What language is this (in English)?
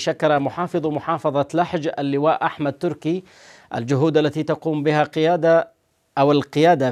Arabic